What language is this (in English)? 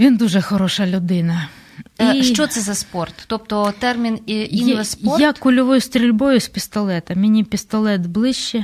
Ukrainian